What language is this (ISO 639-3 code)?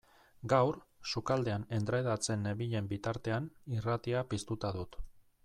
eus